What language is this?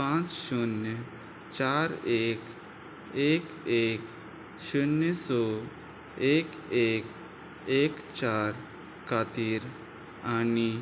Konkani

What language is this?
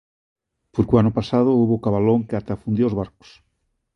Galician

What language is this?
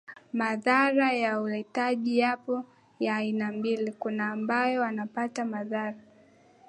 Swahili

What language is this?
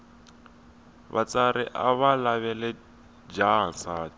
Tsonga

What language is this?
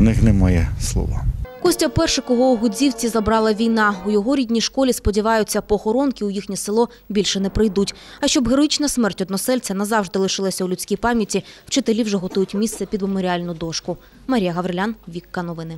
Ukrainian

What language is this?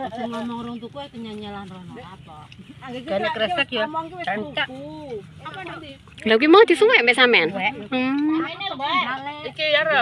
Indonesian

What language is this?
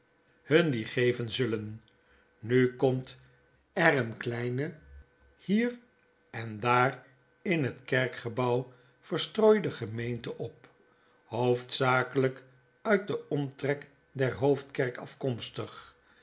Dutch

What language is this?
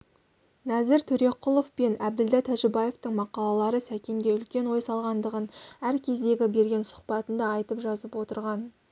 Kazakh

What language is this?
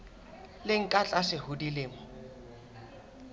Southern Sotho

